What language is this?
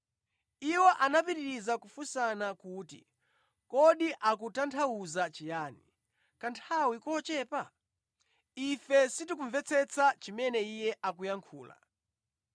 Nyanja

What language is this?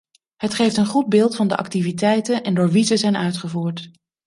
Dutch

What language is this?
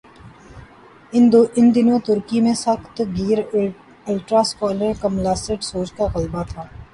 Urdu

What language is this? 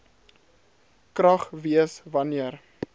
Afrikaans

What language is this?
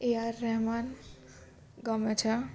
Gujarati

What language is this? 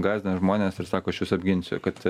Lithuanian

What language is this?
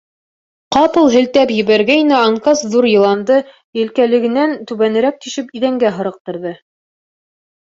Bashkir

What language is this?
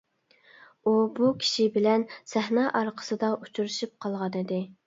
Uyghur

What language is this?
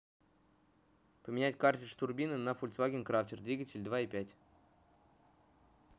Russian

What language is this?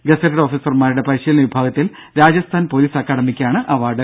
Malayalam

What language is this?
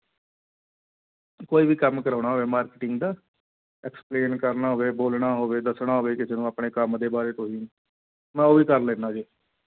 Punjabi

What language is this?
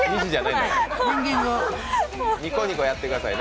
Japanese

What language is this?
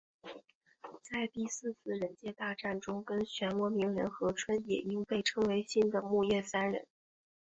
Chinese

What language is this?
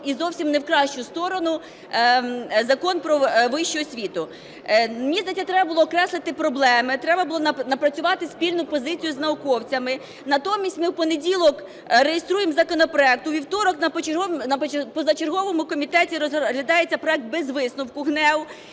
Ukrainian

